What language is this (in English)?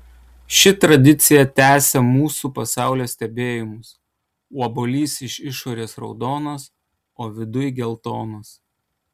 Lithuanian